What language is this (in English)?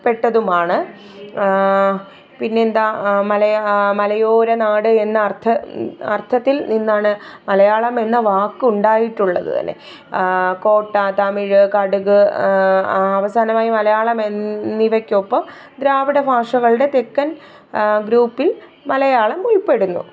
Malayalam